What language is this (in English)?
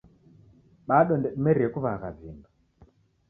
Taita